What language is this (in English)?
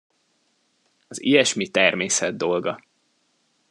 Hungarian